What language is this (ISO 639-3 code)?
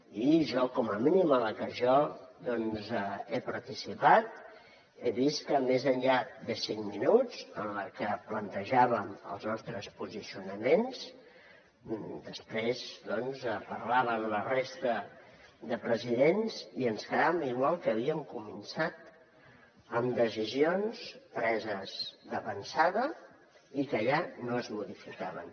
cat